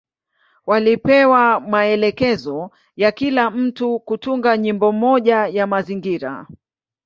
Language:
Swahili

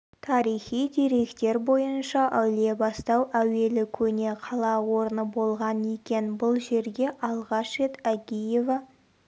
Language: Kazakh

